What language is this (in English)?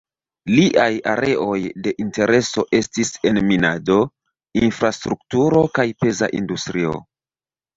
Esperanto